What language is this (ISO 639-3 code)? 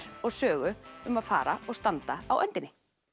isl